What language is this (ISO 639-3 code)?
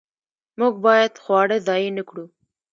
pus